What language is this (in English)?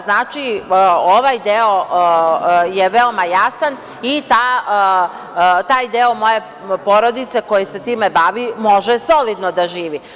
Serbian